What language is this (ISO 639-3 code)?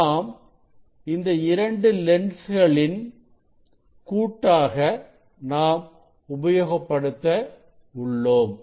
tam